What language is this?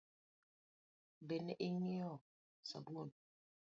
Luo (Kenya and Tanzania)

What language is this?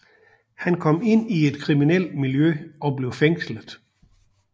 Danish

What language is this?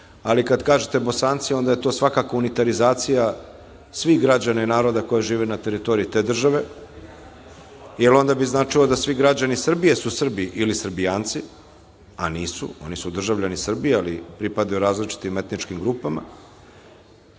Serbian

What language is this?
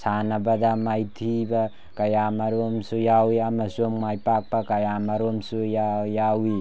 Manipuri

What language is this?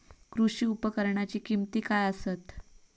Marathi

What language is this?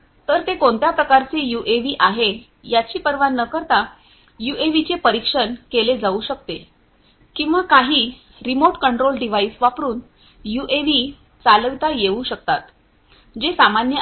Marathi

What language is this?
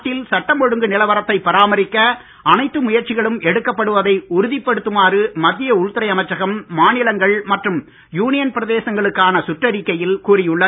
Tamil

